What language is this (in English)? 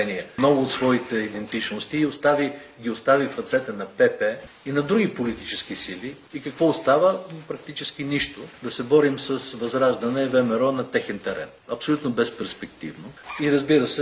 Bulgarian